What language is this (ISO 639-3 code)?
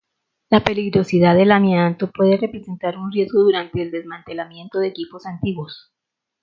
spa